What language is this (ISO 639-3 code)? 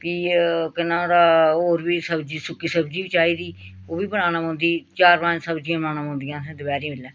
doi